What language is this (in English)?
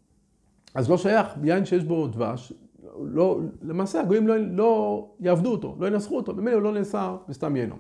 Hebrew